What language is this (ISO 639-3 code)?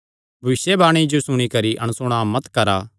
xnr